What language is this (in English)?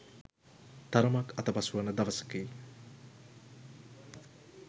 Sinhala